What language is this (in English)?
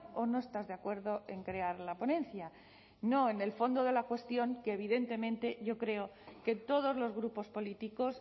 Spanish